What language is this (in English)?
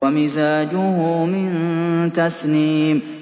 Arabic